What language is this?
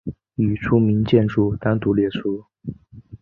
Chinese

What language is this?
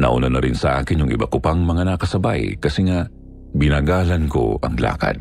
Filipino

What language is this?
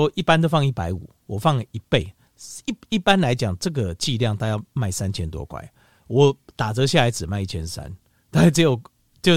Chinese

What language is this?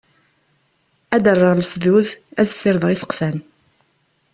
Kabyle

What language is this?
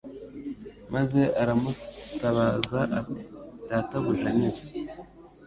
Kinyarwanda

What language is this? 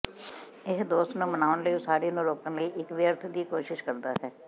Punjabi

